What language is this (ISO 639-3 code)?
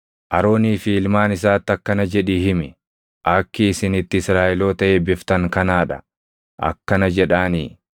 orm